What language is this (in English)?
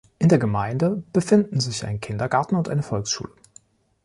German